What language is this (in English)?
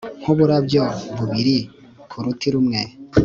Kinyarwanda